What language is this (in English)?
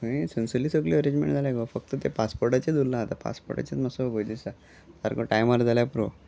Konkani